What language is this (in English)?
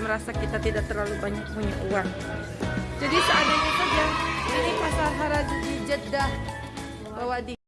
Indonesian